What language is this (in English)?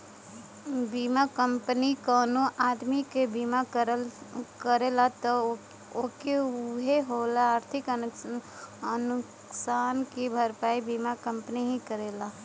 Bhojpuri